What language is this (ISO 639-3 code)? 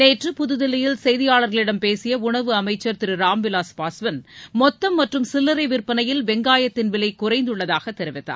tam